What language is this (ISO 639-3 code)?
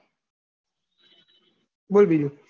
guj